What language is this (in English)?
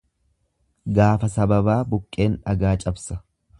Oromo